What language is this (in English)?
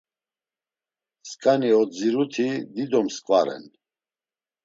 Laz